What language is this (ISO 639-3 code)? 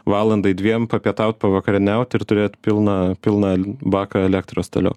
lit